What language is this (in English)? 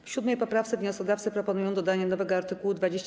Polish